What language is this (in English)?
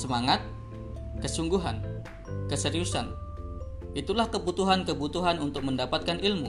Indonesian